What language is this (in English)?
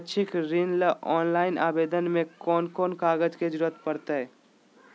Magahi